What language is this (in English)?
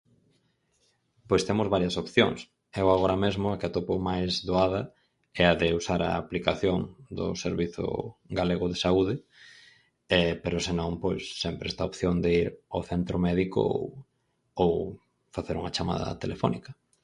Galician